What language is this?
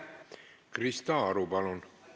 Estonian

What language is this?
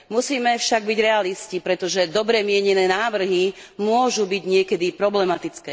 Slovak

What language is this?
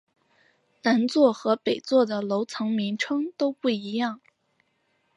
Chinese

